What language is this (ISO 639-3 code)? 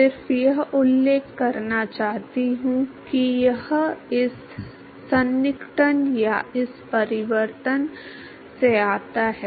hin